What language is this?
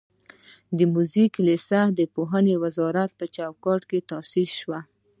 Pashto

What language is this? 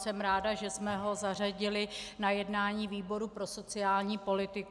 Czech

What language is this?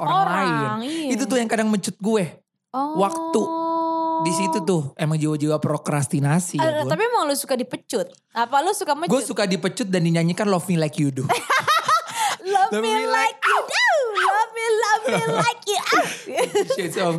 Indonesian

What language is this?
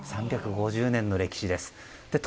Japanese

